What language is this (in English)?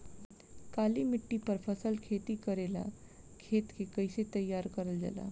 Bhojpuri